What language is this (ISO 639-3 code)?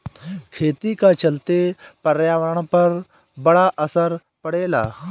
bho